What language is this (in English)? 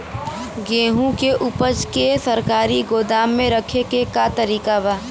Bhojpuri